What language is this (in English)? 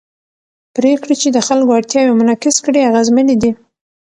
Pashto